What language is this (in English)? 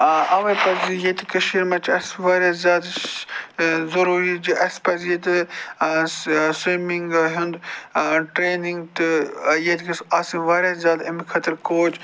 Kashmiri